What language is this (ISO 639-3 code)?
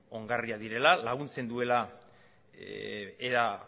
eus